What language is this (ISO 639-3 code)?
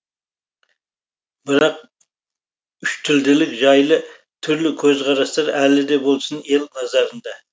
kaz